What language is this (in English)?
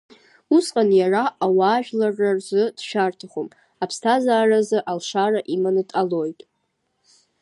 Abkhazian